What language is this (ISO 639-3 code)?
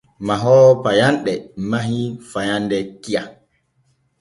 fue